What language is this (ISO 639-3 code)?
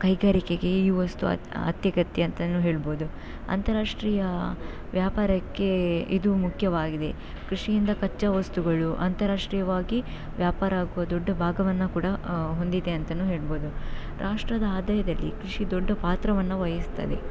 kan